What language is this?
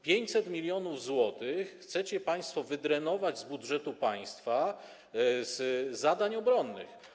Polish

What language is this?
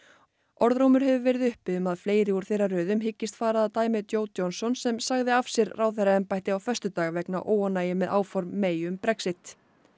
Icelandic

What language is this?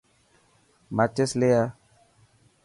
Dhatki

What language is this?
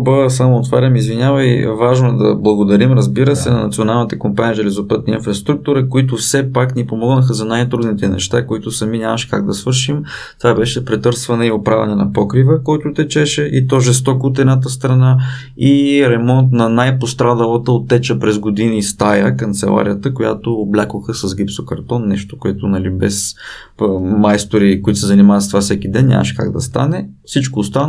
Bulgarian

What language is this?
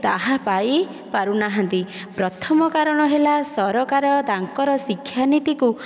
Odia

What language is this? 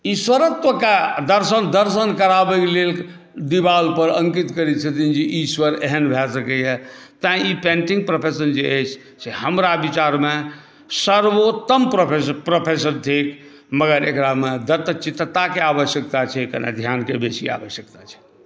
Maithili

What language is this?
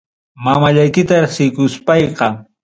Ayacucho Quechua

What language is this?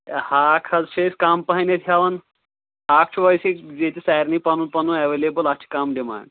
Kashmiri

